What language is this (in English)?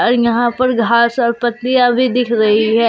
Hindi